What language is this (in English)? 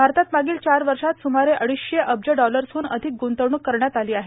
Marathi